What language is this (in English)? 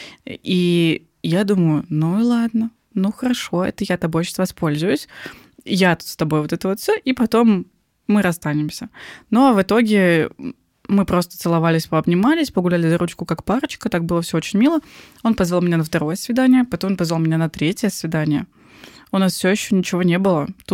Russian